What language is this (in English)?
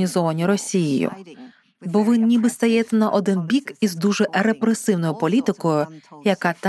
Ukrainian